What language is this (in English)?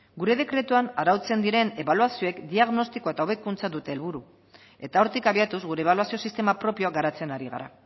Basque